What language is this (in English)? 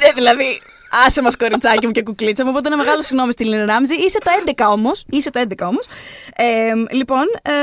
Greek